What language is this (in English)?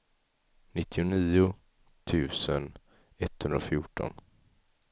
Swedish